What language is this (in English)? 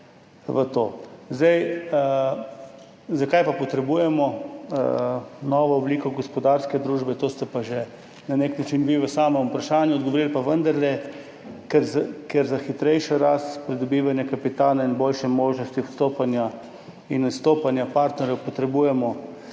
Slovenian